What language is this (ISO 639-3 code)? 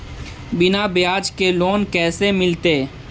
mag